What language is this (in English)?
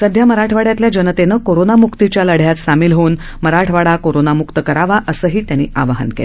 Marathi